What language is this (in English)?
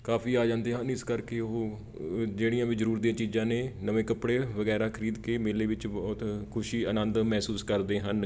Punjabi